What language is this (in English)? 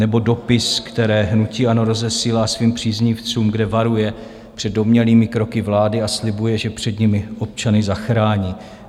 Czech